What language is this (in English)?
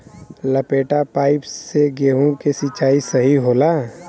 Bhojpuri